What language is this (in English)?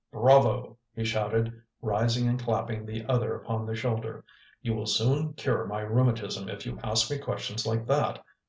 English